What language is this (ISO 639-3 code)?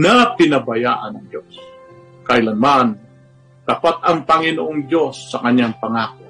fil